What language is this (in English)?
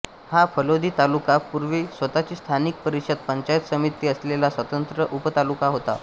Marathi